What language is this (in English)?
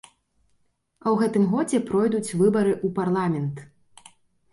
Belarusian